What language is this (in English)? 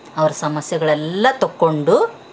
Kannada